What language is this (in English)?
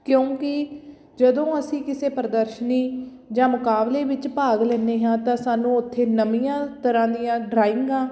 Punjabi